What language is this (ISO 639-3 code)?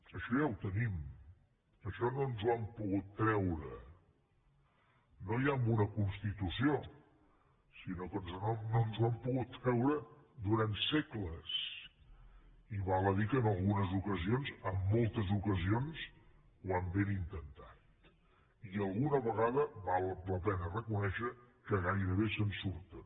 cat